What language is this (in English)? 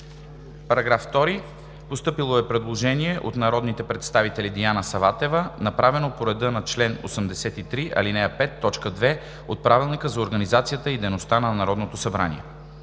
Bulgarian